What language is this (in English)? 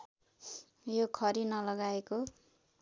Nepali